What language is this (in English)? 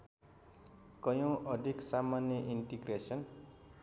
Nepali